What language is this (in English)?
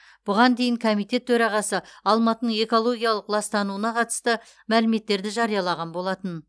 Kazakh